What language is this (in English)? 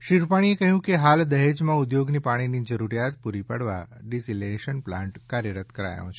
Gujarati